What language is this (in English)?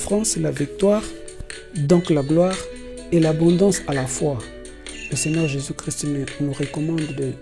French